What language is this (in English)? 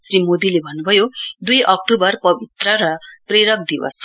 Nepali